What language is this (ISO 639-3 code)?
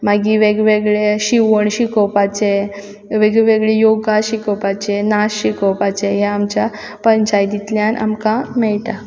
kok